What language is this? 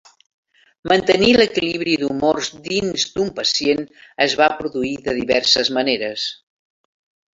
Catalan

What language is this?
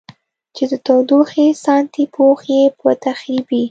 Pashto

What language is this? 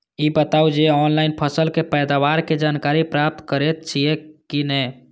Maithili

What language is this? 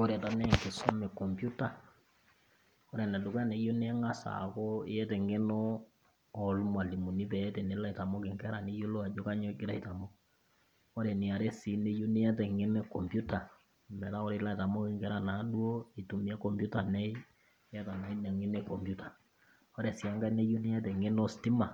Masai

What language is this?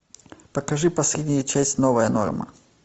Russian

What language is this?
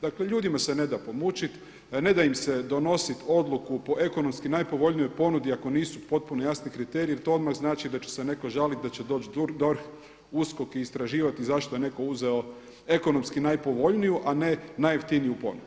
Croatian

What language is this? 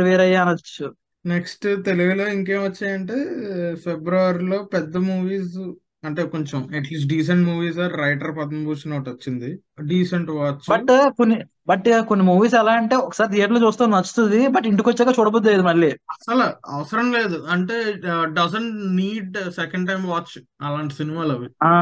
Telugu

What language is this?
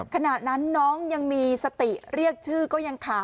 Thai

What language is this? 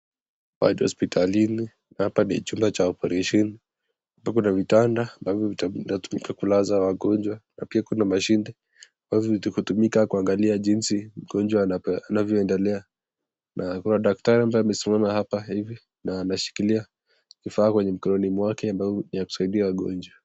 Swahili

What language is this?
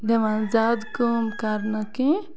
Kashmiri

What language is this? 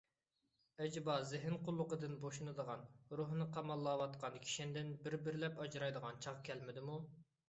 Uyghur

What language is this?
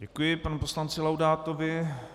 Czech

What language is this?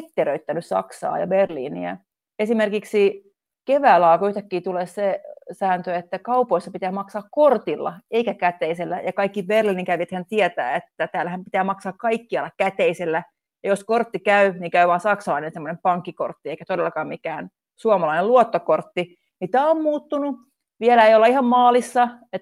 Finnish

